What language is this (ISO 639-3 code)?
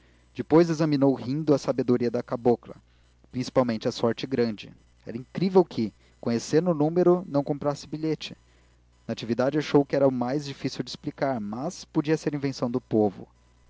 por